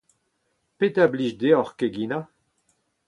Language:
Breton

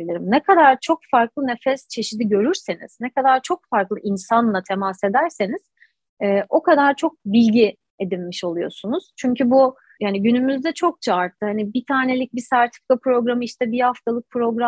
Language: Turkish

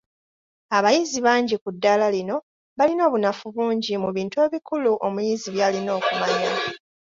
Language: Ganda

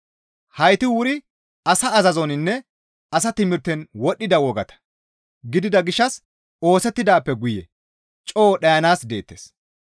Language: Gamo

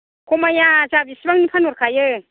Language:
Bodo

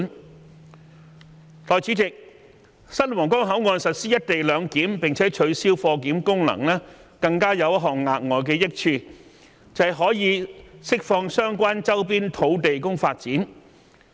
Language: Cantonese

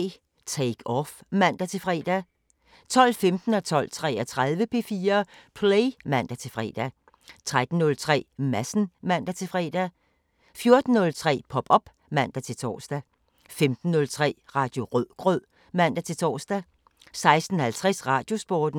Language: Danish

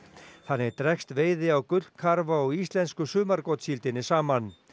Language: Icelandic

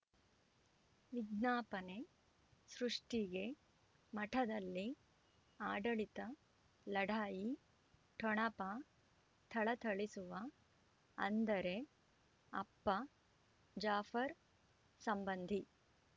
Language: Kannada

